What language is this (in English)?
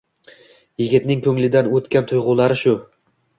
Uzbek